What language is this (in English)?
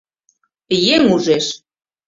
Mari